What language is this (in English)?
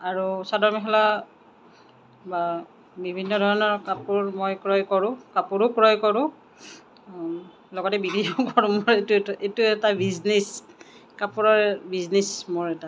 Assamese